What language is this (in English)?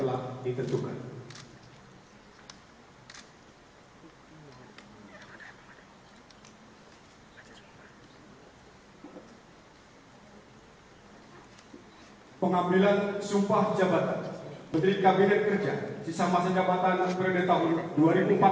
Indonesian